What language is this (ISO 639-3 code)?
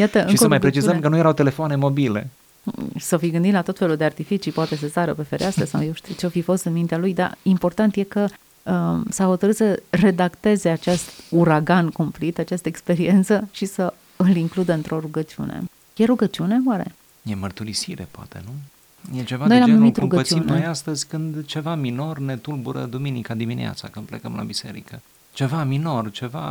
ron